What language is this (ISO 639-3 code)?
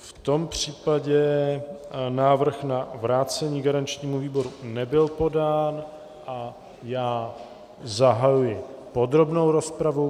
ces